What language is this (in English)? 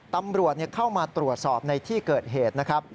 Thai